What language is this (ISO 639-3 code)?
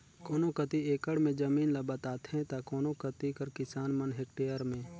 hne